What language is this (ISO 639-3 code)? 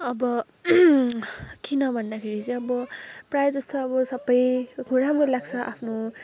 nep